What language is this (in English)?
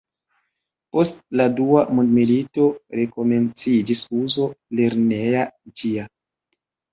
Esperanto